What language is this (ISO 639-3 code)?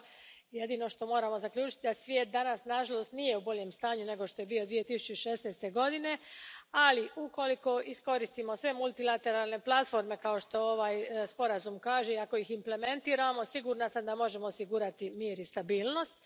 hrv